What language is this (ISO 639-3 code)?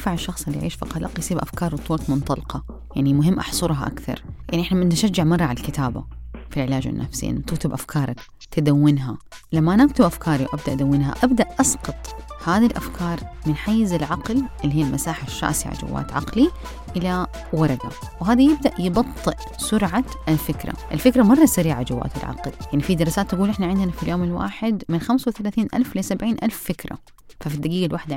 ara